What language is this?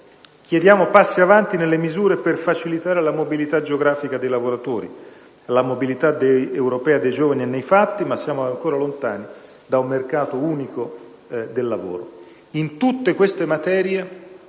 Italian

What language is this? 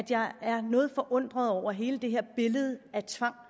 Danish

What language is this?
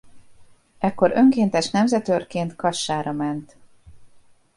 Hungarian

